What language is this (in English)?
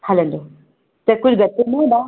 Sindhi